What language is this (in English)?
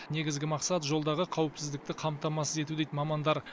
Kazakh